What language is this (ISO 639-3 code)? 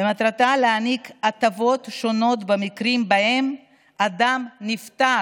heb